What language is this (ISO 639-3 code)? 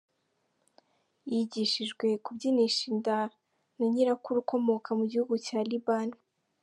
kin